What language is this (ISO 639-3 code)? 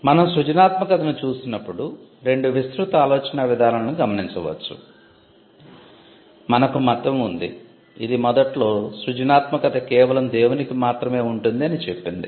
tel